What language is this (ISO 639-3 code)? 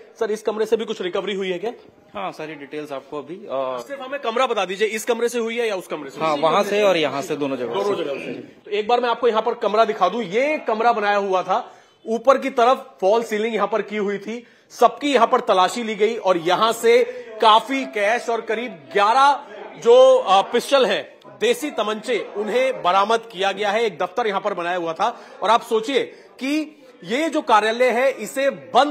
hin